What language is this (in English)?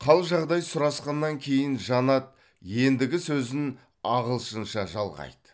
Kazakh